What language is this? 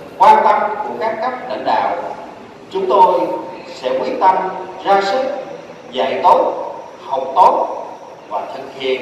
Vietnamese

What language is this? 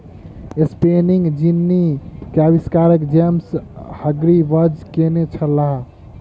Maithili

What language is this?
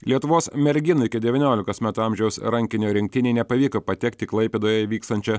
Lithuanian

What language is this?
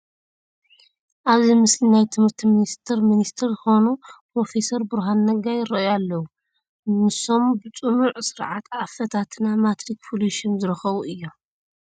Tigrinya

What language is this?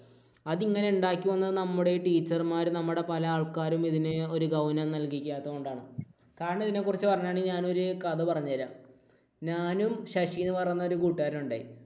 Malayalam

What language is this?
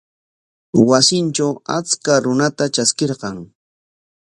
Corongo Ancash Quechua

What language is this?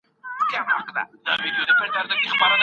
Pashto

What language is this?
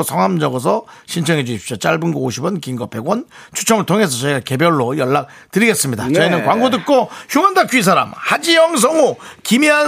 Korean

